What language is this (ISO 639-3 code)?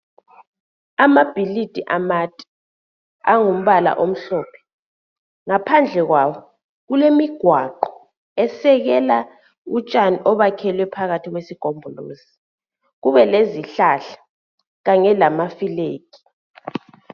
nde